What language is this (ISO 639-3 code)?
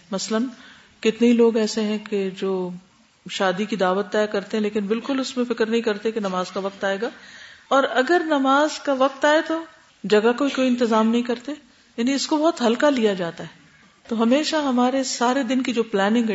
urd